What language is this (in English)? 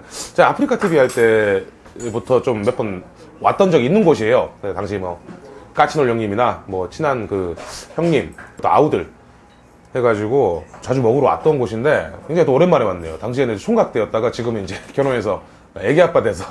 Korean